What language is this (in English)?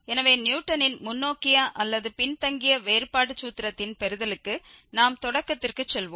Tamil